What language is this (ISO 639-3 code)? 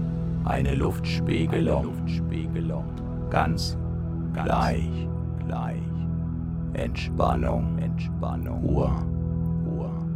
deu